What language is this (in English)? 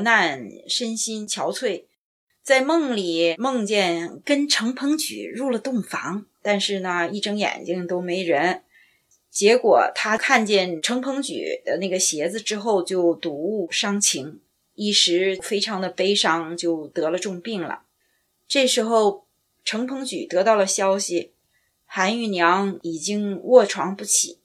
Chinese